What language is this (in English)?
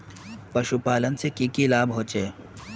Magahi